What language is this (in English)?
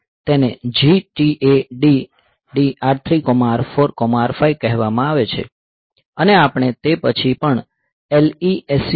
Gujarati